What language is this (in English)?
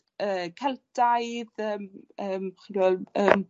Welsh